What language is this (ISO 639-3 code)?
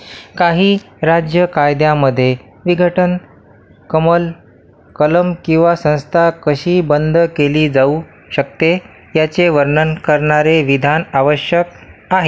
mar